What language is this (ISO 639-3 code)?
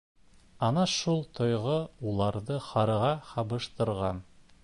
bak